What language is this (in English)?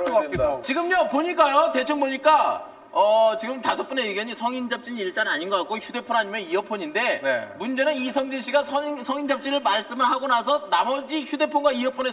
Korean